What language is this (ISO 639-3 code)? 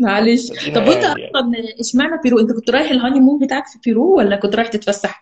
ara